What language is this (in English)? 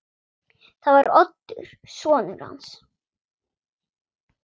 Icelandic